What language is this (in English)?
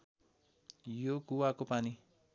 Nepali